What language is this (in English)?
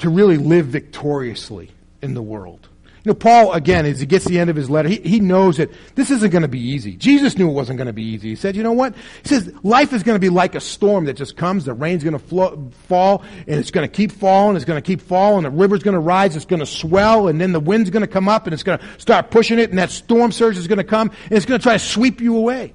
English